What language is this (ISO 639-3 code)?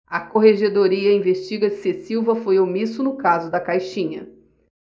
por